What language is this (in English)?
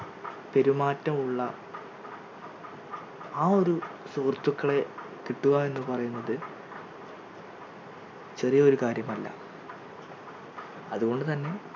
Malayalam